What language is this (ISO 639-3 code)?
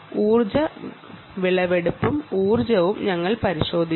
mal